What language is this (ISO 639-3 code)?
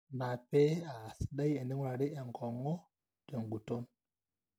mas